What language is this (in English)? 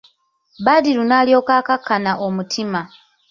Ganda